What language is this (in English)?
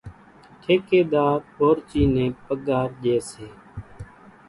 Kachi Koli